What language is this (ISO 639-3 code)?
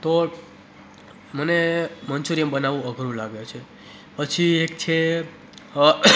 guj